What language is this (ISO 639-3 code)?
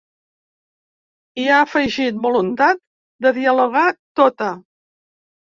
cat